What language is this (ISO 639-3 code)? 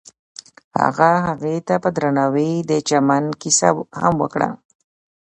pus